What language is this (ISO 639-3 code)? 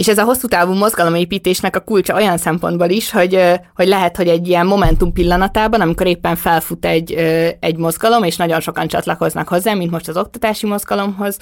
hun